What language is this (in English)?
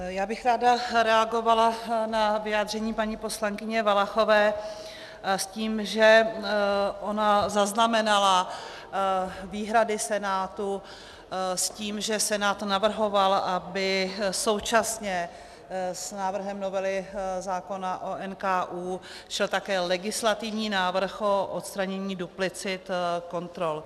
Czech